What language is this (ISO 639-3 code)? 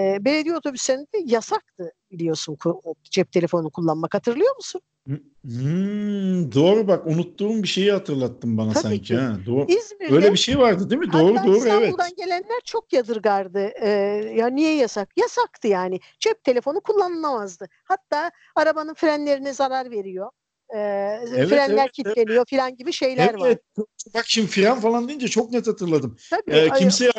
tur